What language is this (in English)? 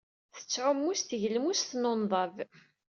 Kabyle